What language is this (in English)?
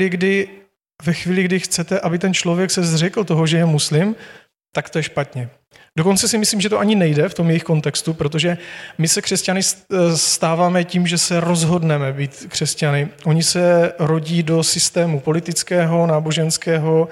Czech